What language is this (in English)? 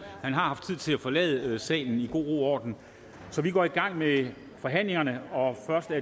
Danish